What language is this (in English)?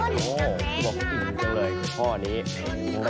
Thai